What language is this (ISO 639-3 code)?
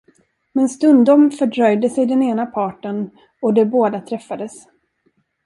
swe